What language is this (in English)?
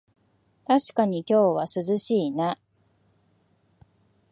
Japanese